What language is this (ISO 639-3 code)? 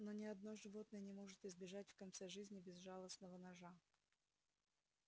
rus